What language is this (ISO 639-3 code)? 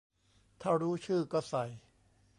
tha